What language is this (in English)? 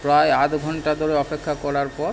Bangla